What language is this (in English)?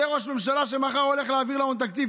Hebrew